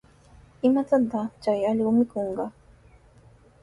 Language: Sihuas Ancash Quechua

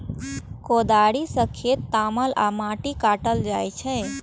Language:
Maithili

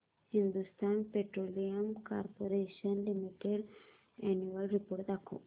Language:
Marathi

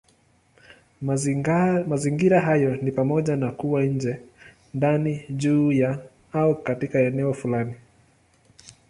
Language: Swahili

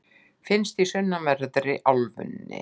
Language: Icelandic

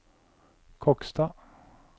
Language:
Norwegian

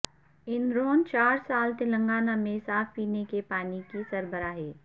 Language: Urdu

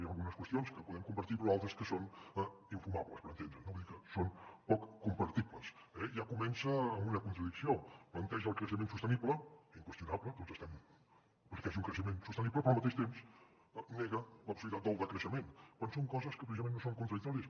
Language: Catalan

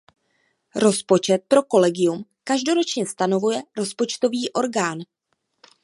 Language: Czech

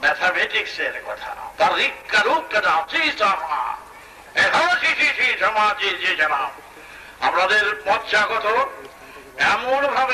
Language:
Turkish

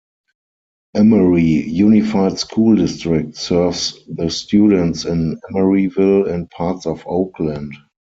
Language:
English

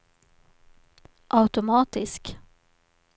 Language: Swedish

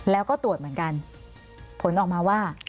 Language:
Thai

